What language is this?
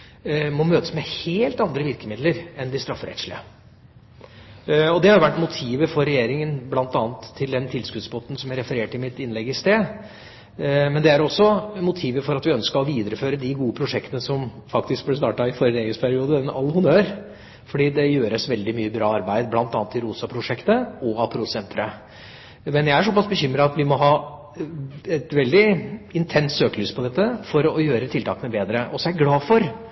Norwegian Bokmål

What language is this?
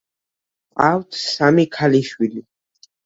Georgian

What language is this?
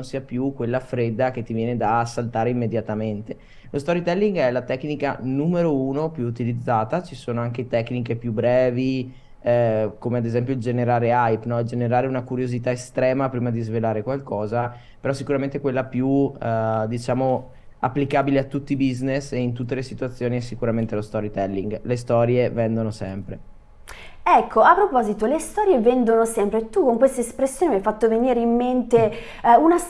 Italian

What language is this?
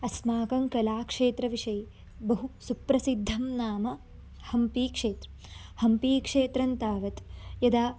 Sanskrit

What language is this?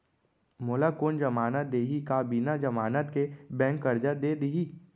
Chhattisgarhi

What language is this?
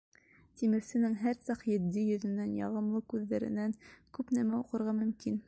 Bashkir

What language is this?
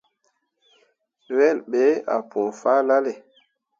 Mundang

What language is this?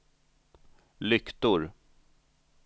Swedish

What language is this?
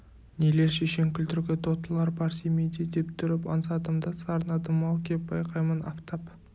Kazakh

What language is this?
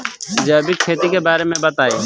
Bhojpuri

